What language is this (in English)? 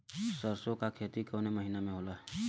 Bhojpuri